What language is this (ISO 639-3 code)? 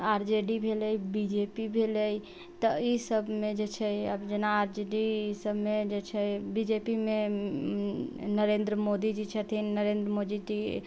mai